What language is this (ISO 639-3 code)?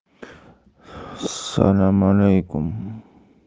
rus